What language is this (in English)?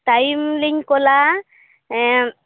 Santali